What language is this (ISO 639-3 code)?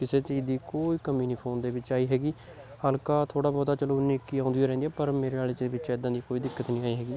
pan